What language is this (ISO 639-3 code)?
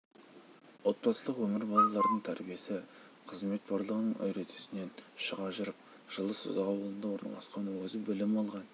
kaz